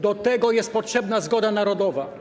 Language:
Polish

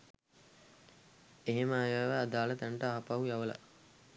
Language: Sinhala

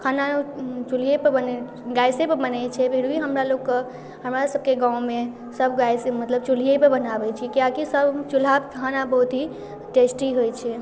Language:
Maithili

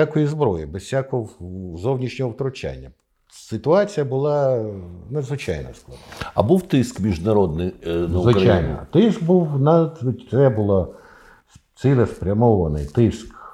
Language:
Ukrainian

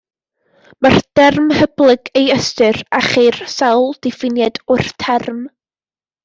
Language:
Welsh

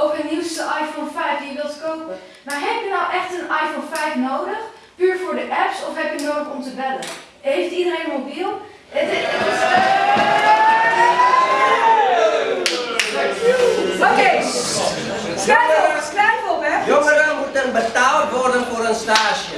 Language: Dutch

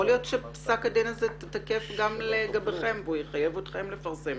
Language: Hebrew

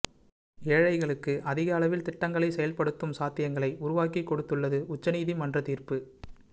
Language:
Tamil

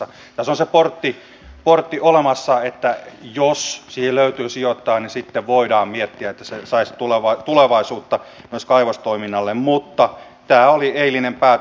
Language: Finnish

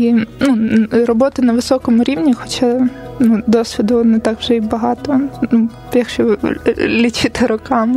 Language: Ukrainian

